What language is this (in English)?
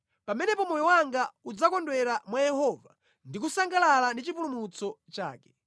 Nyanja